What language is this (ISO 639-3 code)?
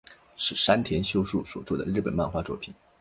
zho